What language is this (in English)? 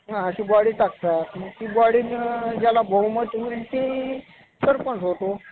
Marathi